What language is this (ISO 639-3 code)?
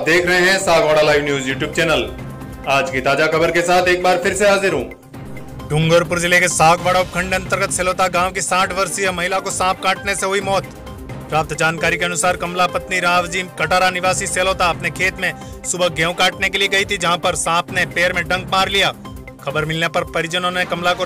hin